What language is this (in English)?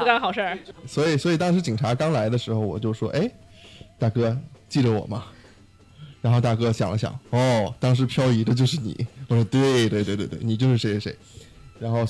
Chinese